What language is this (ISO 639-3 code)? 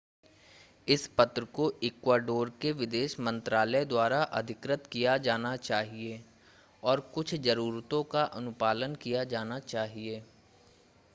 hin